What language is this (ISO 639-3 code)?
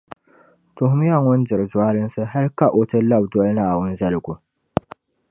dag